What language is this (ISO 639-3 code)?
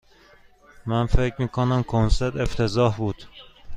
fas